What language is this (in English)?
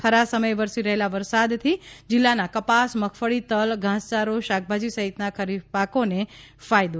Gujarati